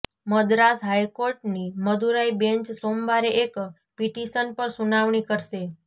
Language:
Gujarati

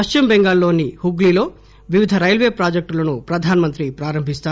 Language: Telugu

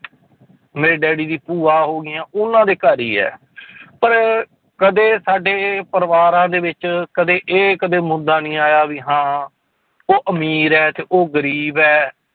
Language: Punjabi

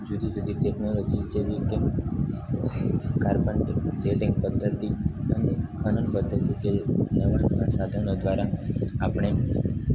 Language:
Gujarati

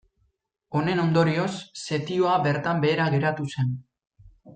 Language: Basque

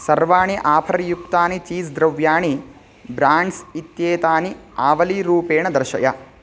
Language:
Sanskrit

